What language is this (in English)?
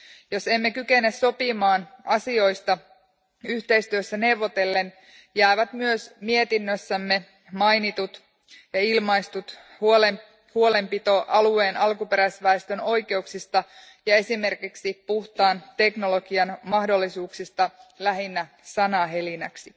Finnish